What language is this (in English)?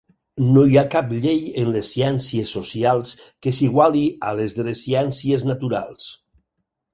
Catalan